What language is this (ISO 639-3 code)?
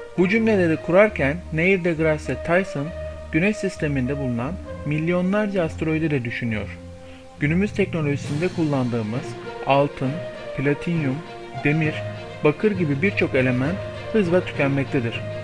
tur